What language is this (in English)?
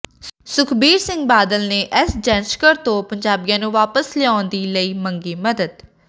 Punjabi